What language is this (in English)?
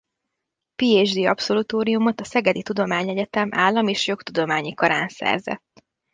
Hungarian